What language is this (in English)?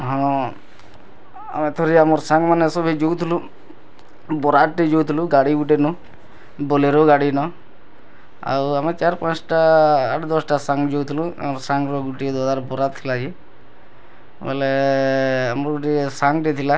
Odia